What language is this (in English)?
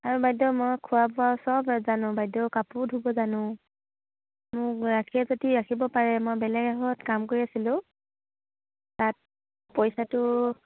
Assamese